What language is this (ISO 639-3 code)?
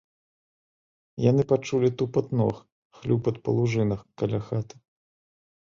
bel